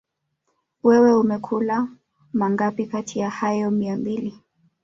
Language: Swahili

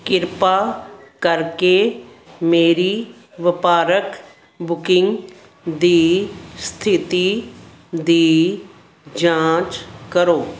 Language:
Punjabi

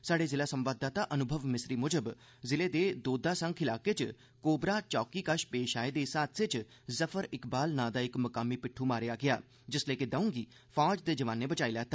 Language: Dogri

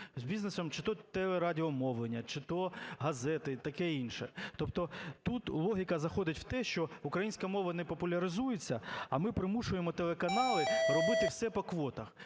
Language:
Ukrainian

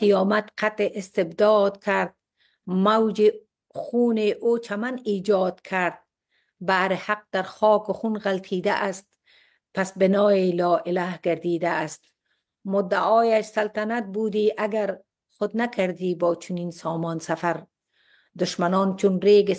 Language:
Persian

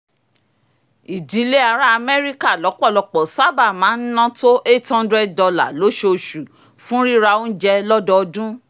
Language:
Yoruba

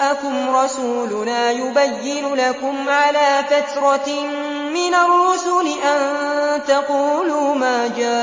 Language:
Arabic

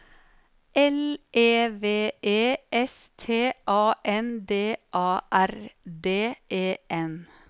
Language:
Norwegian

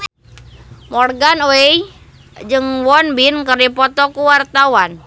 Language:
Sundanese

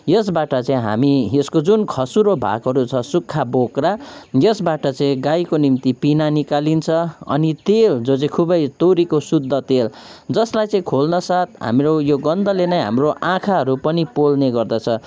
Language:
Nepali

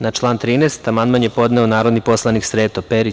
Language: Serbian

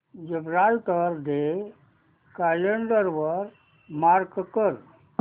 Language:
Marathi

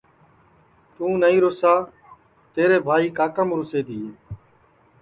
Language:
Sansi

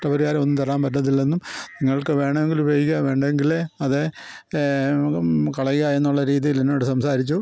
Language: Malayalam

